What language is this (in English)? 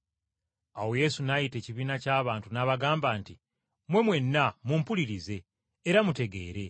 Ganda